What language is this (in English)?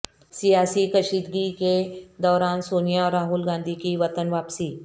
Urdu